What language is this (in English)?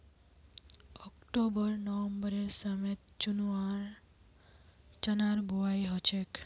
Magahi